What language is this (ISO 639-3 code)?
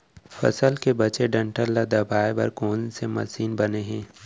hne